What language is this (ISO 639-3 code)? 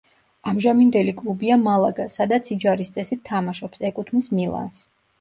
kat